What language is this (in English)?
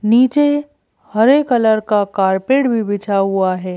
Hindi